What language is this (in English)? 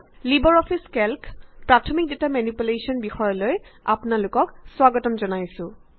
Assamese